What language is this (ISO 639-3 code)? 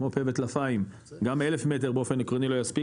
heb